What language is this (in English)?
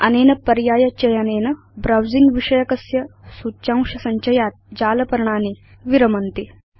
Sanskrit